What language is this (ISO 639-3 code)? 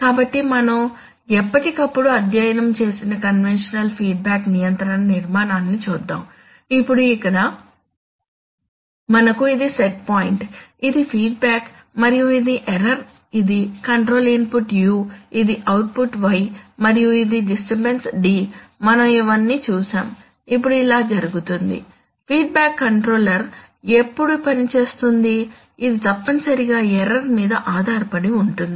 tel